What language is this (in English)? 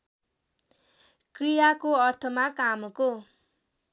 Nepali